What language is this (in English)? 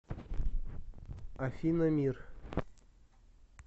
Russian